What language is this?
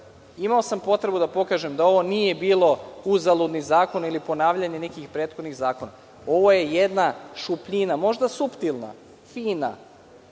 Serbian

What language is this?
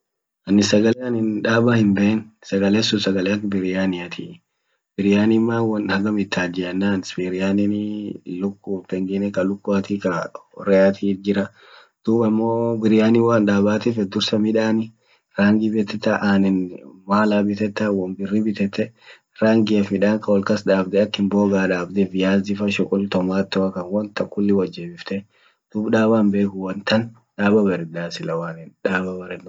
Orma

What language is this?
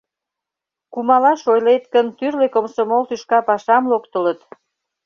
Mari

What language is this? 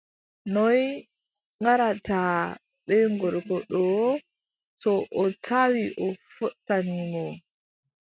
Adamawa Fulfulde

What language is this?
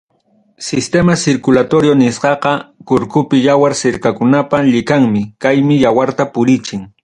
Ayacucho Quechua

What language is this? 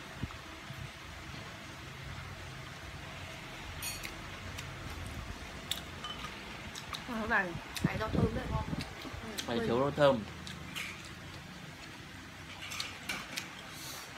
Vietnamese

